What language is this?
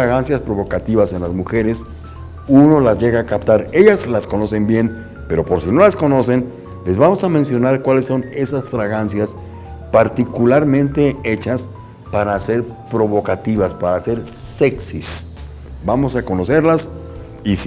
Spanish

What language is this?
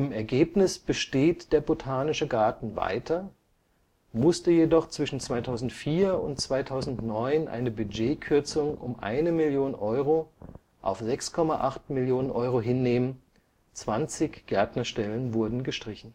German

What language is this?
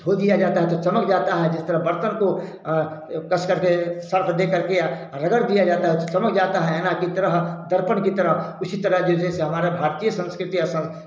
Hindi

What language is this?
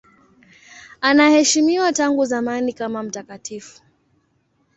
Swahili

